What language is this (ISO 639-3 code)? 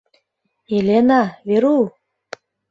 chm